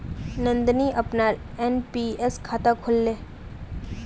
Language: Magahi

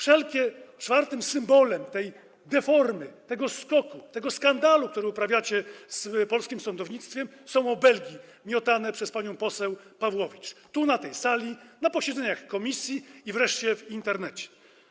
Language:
Polish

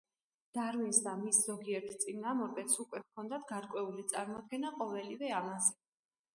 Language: Georgian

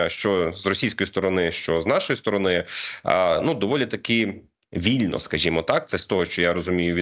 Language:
Ukrainian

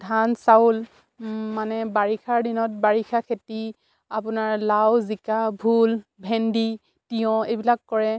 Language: Assamese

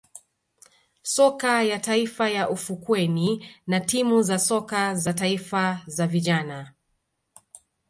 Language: Swahili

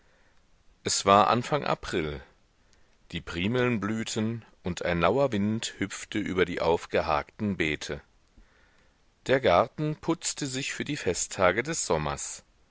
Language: German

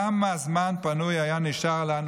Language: Hebrew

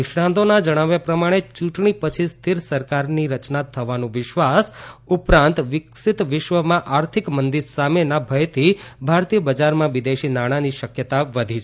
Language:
Gujarati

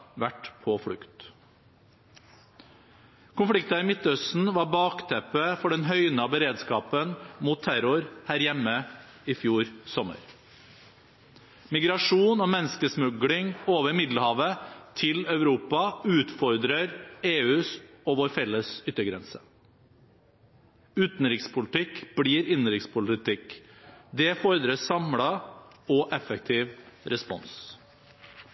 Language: Norwegian Bokmål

